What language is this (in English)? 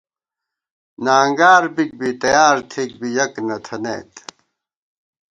Gawar-Bati